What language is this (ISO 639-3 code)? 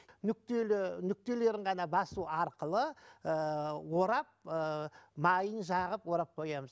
kaz